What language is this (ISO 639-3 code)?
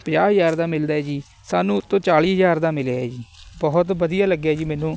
pan